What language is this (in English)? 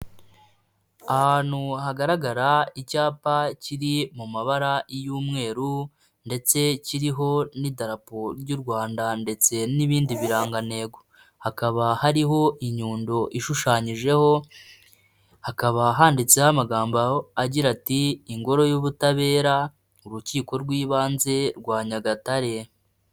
Kinyarwanda